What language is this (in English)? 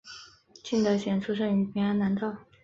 Chinese